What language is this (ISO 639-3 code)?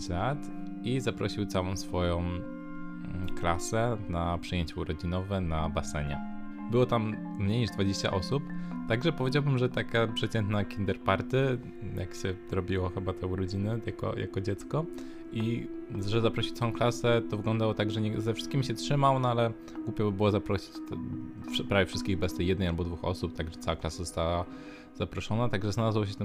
pol